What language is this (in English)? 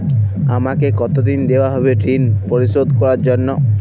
Bangla